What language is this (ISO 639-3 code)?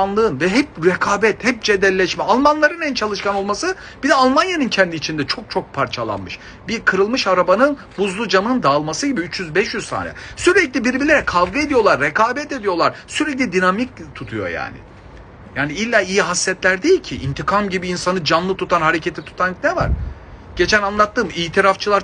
tur